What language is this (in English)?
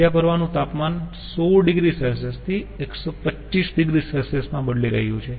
Gujarati